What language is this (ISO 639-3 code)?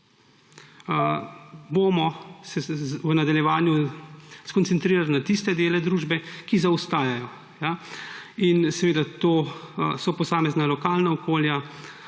slv